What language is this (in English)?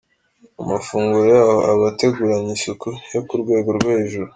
Kinyarwanda